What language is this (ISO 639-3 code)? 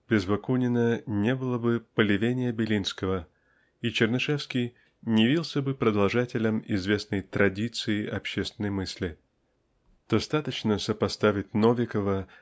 rus